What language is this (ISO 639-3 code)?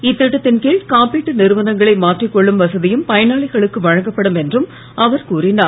tam